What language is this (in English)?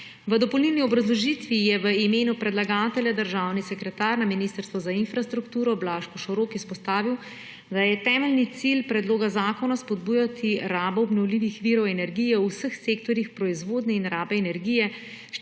Slovenian